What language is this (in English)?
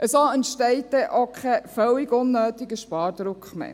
Swiss German